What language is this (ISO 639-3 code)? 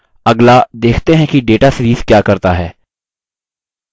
hin